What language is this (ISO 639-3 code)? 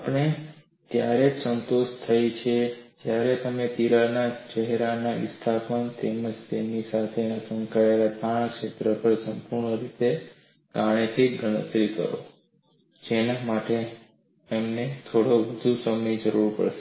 guj